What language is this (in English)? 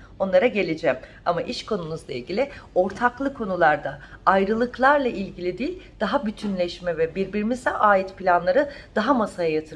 Turkish